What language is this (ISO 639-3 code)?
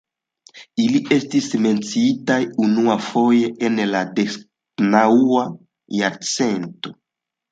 epo